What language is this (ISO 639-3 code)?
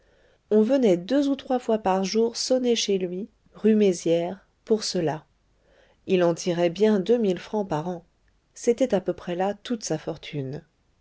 fra